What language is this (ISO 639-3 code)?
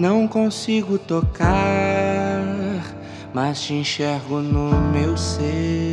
por